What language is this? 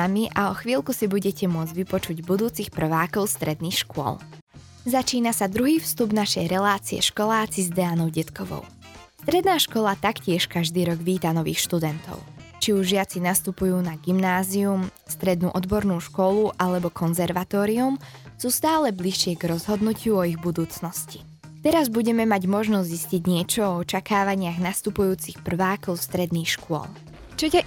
Slovak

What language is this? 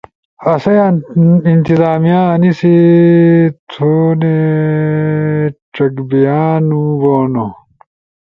Ushojo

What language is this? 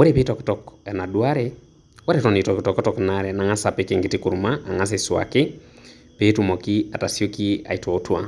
Masai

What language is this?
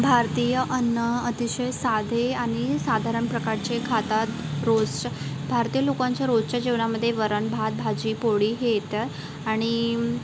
Marathi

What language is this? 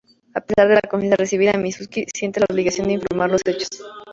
Spanish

